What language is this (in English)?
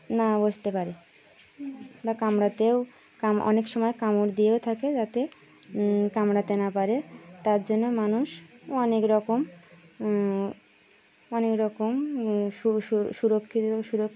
Bangla